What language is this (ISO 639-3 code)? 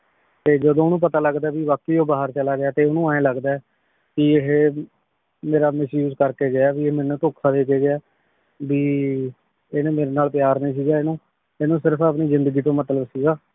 pan